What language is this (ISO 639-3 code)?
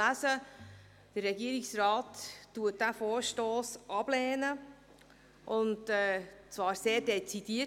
gsw